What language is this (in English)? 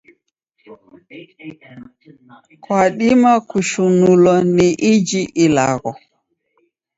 Taita